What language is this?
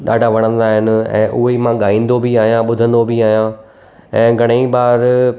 Sindhi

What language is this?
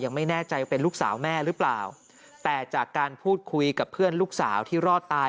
Thai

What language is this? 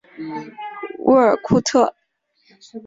Chinese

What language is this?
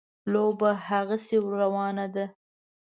Pashto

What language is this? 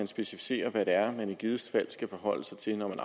Danish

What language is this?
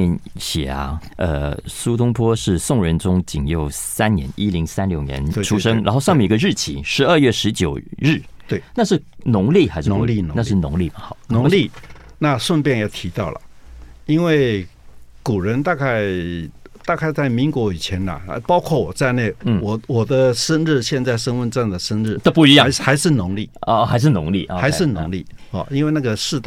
Chinese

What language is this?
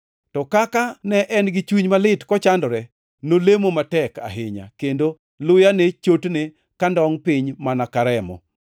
Luo (Kenya and Tanzania)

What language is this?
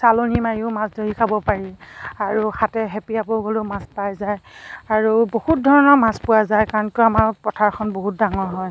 Assamese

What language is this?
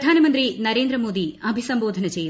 Malayalam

